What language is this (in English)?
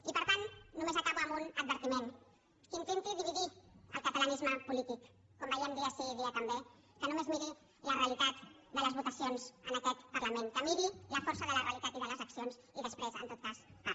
Catalan